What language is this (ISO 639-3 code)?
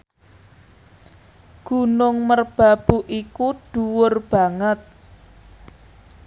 jav